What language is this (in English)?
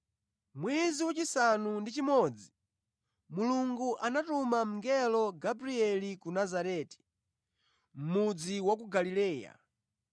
Nyanja